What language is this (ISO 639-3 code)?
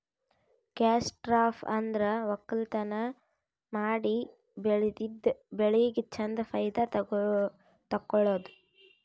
kan